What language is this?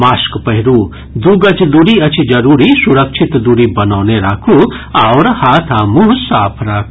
Maithili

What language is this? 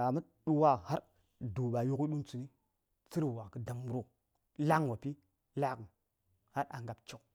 Saya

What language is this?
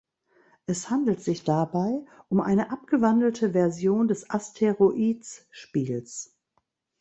German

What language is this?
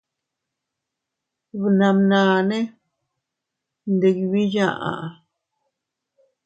Teutila Cuicatec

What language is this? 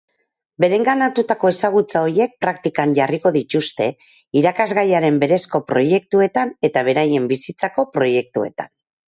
Basque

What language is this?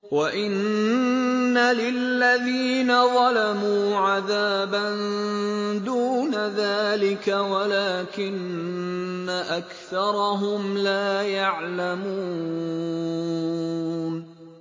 Arabic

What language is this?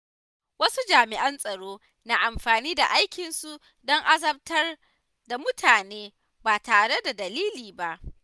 Hausa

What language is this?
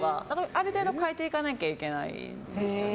Japanese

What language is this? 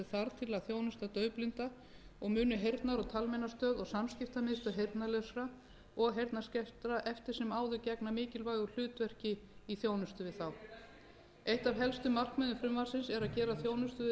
Icelandic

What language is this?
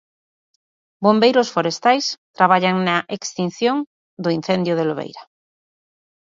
Galician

